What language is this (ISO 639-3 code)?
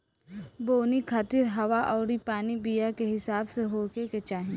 bho